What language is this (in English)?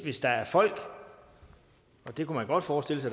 Danish